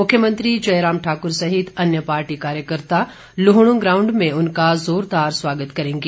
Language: Hindi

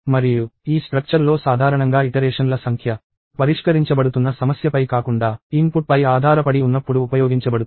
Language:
Telugu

